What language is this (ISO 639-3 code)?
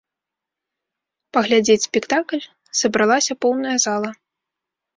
bel